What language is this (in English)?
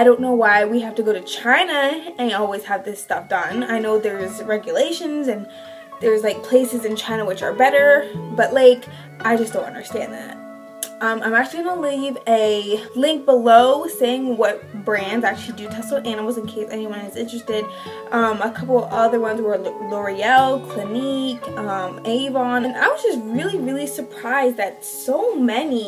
English